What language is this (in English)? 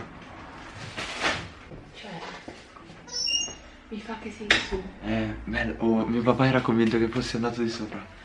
Italian